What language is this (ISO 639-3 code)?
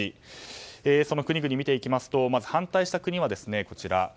jpn